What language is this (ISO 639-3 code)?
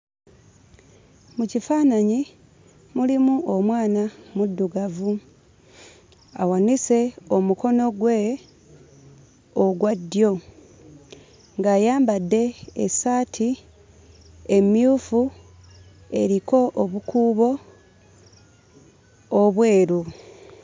lug